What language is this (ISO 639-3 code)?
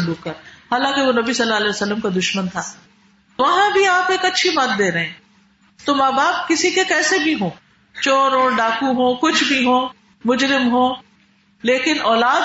urd